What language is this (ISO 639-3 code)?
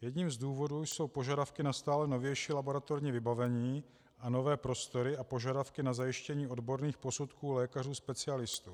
ces